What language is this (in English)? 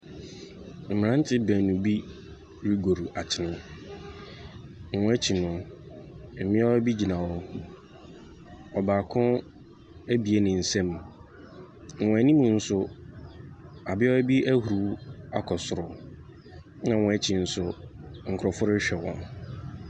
Akan